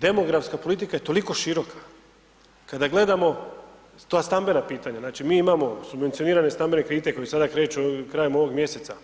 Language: Croatian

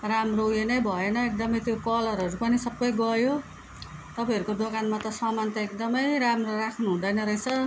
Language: Nepali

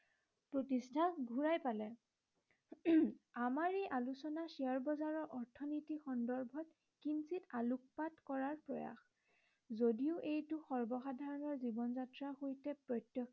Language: Assamese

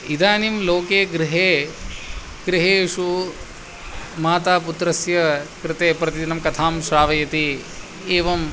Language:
Sanskrit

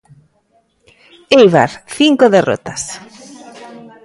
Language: Galician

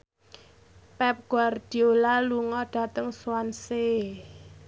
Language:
Javanese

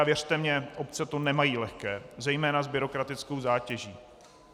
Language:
Czech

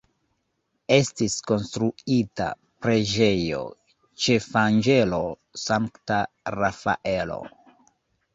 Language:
Esperanto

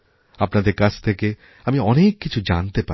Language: Bangla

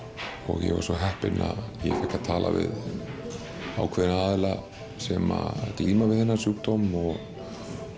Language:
Icelandic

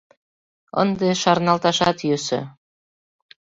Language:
Mari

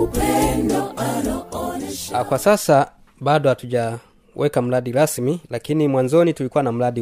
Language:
Swahili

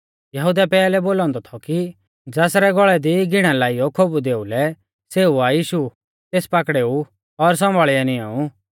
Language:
Mahasu Pahari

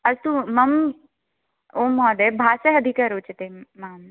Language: Sanskrit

